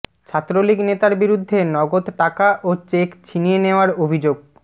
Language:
Bangla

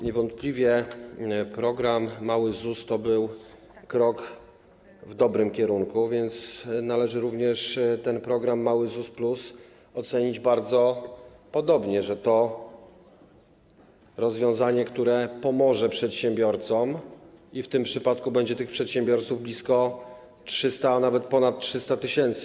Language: Polish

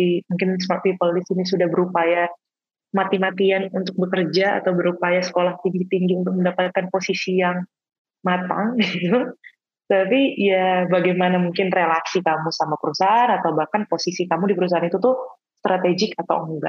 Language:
Indonesian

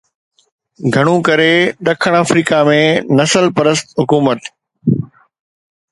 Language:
Sindhi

